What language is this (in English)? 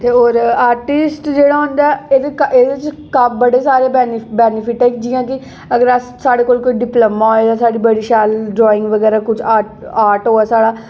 Dogri